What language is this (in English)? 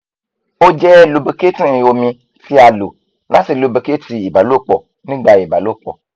Yoruba